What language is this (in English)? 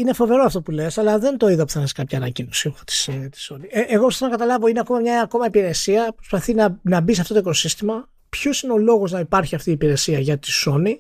Greek